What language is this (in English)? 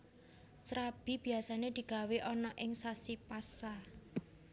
Javanese